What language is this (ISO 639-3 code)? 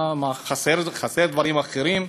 heb